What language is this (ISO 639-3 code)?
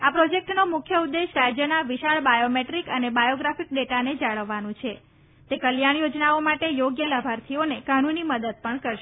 guj